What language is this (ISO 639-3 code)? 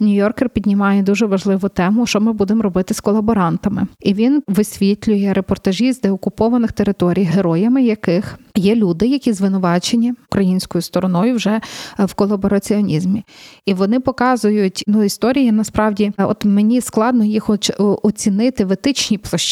ukr